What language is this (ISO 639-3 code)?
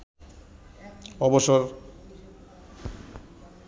ben